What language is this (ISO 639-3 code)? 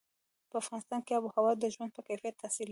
pus